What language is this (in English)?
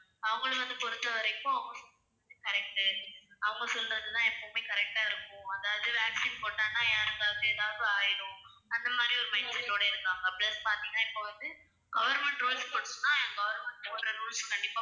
Tamil